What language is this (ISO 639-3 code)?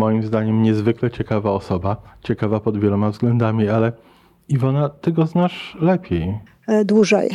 pol